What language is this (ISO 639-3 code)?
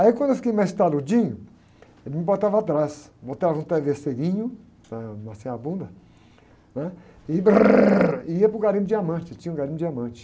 por